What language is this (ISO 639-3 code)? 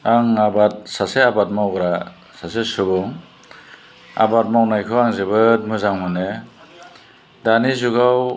brx